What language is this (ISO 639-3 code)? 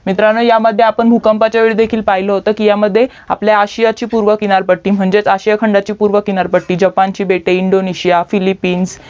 mar